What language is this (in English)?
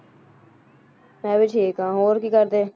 Punjabi